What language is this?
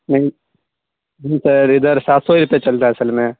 Urdu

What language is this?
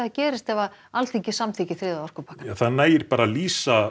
Icelandic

